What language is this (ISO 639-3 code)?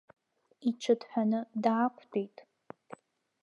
abk